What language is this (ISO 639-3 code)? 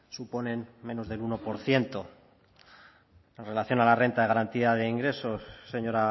spa